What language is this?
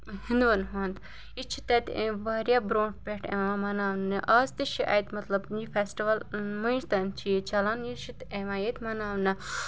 Kashmiri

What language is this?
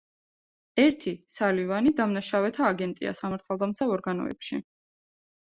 Georgian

